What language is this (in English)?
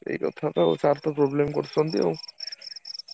Odia